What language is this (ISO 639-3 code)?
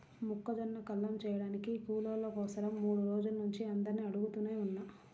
tel